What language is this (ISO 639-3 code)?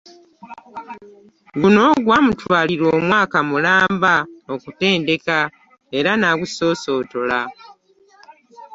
lug